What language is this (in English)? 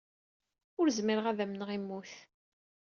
Kabyle